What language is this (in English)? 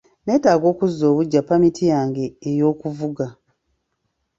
Ganda